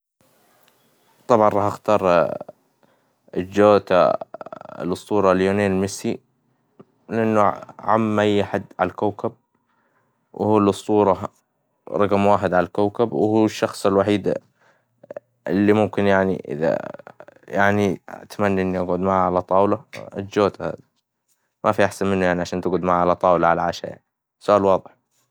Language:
Hijazi Arabic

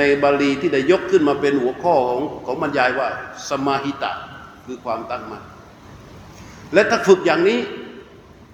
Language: Thai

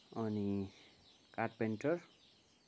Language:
Nepali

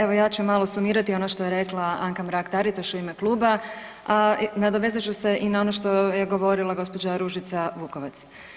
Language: Croatian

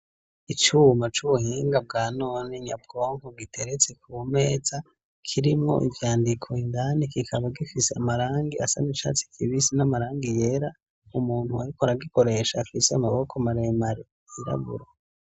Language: Rundi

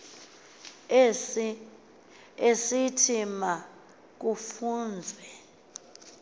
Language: Xhosa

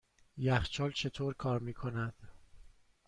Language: Persian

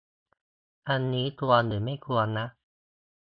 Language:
Thai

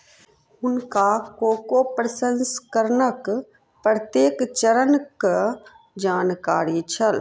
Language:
Maithili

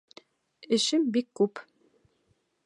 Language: Bashkir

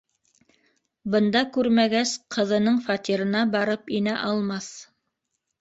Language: Bashkir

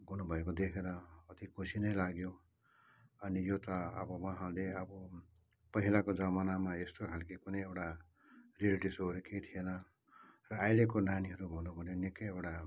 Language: Nepali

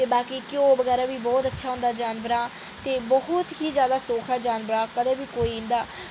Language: Dogri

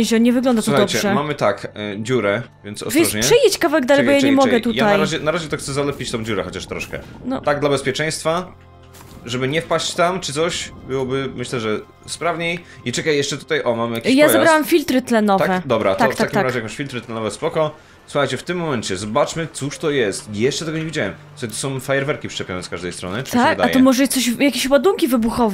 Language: Polish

